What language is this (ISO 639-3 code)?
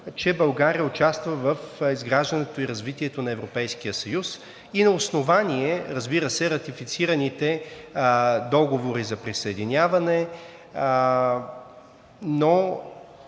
bul